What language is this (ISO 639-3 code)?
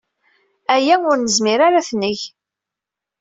kab